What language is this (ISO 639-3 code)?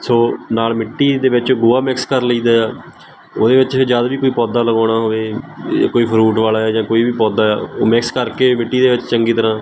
pan